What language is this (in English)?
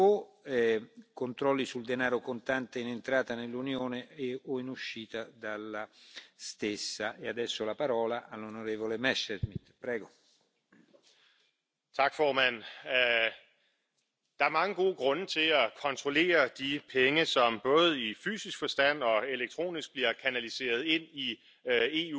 Romanian